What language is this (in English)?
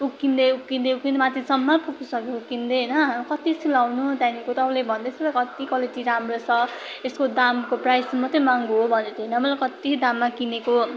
Nepali